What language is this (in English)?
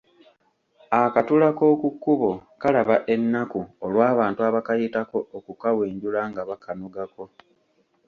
Ganda